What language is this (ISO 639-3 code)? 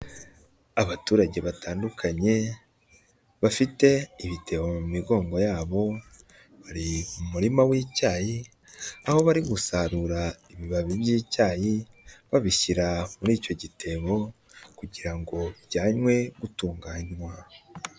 kin